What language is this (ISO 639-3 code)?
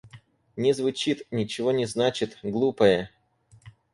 rus